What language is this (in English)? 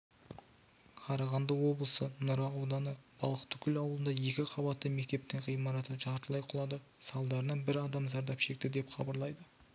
Kazakh